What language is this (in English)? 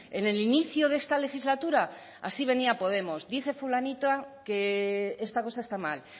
Spanish